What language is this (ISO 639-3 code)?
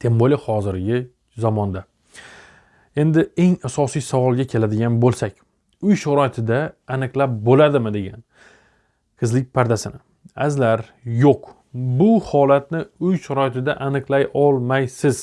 tur